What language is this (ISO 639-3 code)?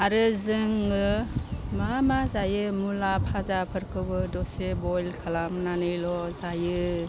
brx